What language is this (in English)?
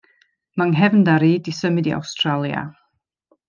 Welsh